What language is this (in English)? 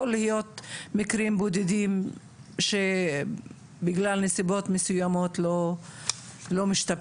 Hebrew